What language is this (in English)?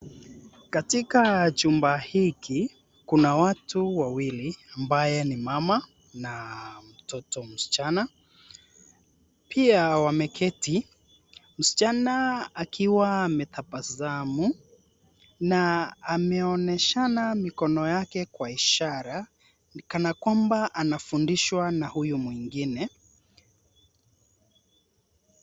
Swahili